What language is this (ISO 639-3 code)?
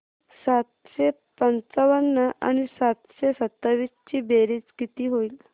mar